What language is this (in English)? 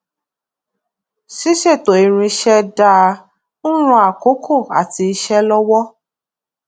Yoruba